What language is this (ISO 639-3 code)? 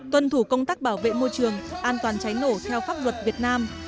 vie